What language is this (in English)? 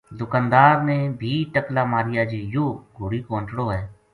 Gujari